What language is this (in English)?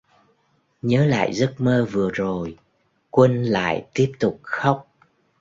Vietnamese